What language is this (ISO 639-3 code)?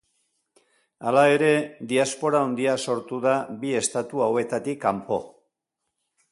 eus